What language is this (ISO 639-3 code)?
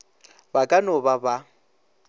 nso